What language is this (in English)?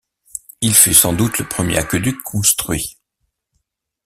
French